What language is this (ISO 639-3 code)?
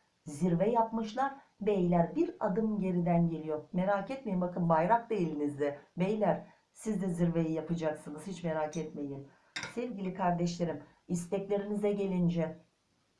tur